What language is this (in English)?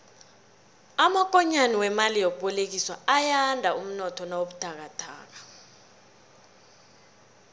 South Ndebele